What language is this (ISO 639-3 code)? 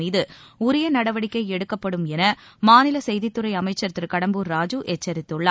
tam